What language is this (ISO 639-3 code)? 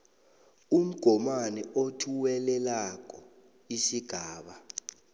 nbl